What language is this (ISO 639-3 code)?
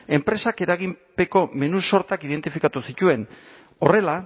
eus